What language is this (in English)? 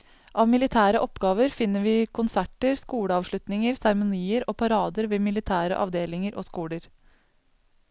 Norwegian